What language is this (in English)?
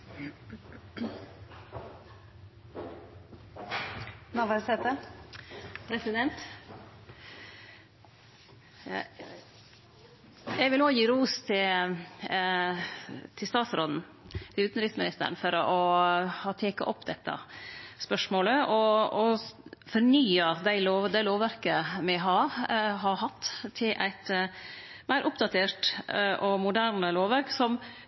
Norwegian Nynorsk